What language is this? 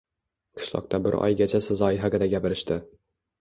Uzbek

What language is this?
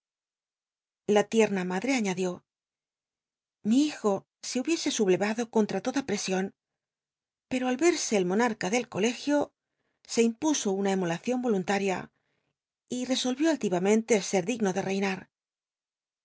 Spanish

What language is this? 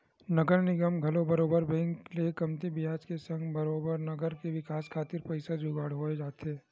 Chhattisgarhi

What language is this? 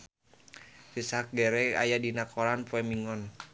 Sundanese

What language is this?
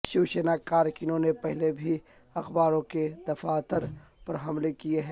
Urdu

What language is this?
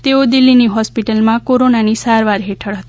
Gujarati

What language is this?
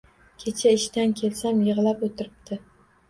Uzbek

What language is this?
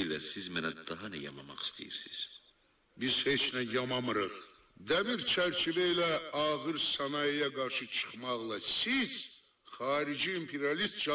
Turkish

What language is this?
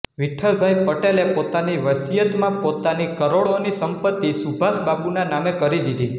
Gujarati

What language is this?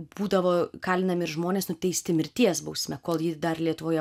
Lithuanian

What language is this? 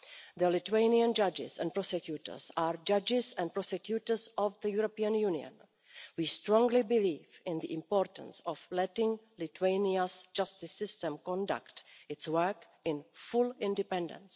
English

